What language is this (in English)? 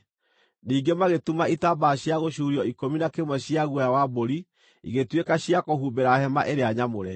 Kikuyu